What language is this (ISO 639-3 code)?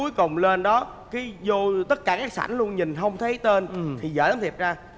vie